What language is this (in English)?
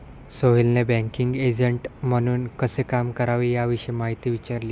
Marathi